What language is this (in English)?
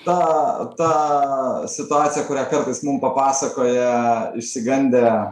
Lithuanian